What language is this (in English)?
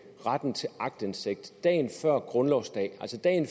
Danish